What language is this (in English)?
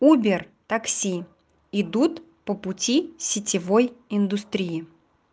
Russian